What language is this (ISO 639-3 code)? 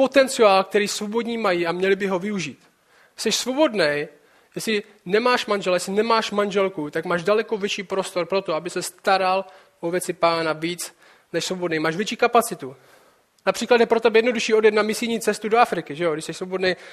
ces